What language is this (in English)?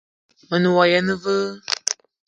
Eton (Cameroon)